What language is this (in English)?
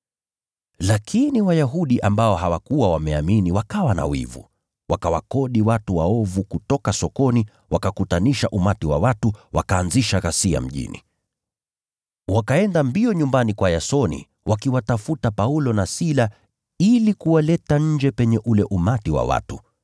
Swahili